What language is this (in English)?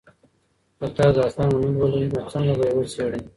Pashto